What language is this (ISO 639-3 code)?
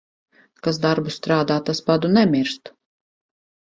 lav